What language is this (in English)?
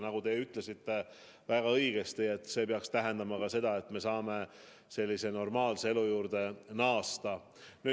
Estonian